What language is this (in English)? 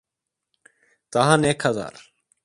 Turkish